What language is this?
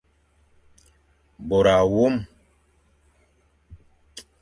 Fang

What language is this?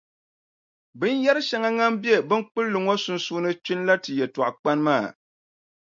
Dagbani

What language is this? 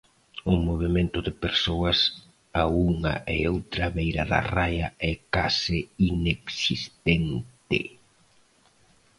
Galician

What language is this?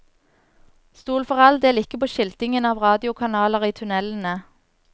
Norwegian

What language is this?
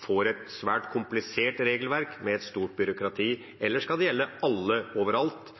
Norwegian Nynorsk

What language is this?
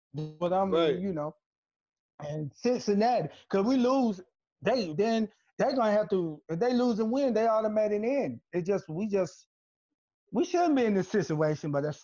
English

